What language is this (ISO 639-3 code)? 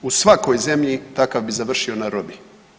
hrv